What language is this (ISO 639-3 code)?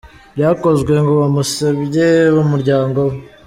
kin